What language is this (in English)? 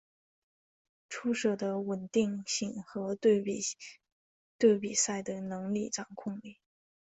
Chinese